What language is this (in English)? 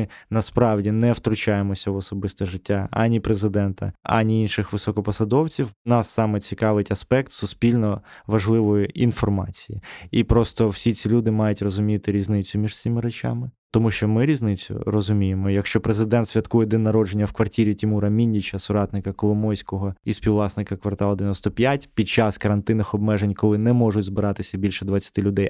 Ukrainian